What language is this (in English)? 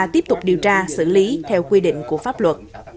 Vietnamese